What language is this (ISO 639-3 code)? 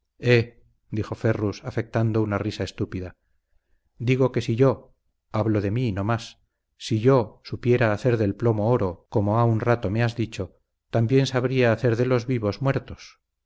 spa